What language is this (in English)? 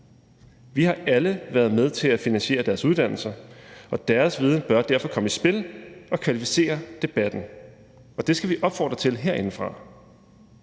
Danish